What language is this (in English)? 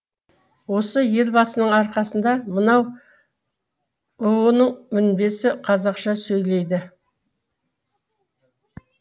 Kazakh